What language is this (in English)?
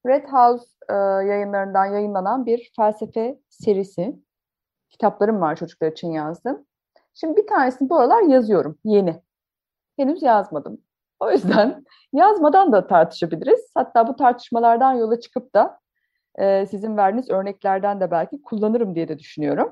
Turkish